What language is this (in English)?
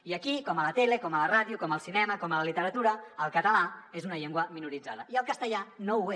Catalan